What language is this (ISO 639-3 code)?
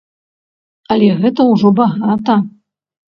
bel